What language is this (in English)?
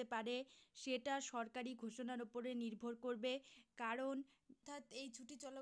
Arabic